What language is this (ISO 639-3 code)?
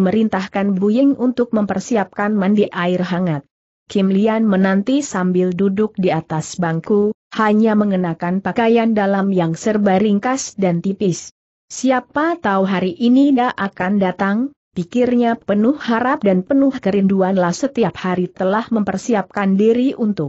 ind